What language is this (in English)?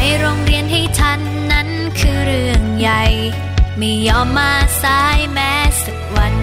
Thai